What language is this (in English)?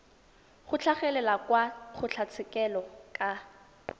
Tswana